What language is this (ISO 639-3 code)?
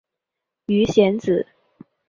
zho